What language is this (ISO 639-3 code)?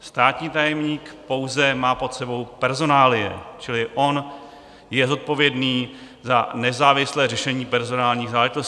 ces